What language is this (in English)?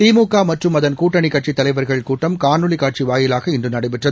Tamil